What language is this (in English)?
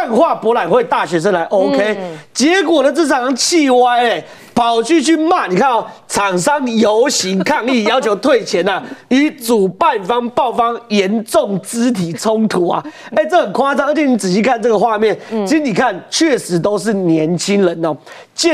Chinese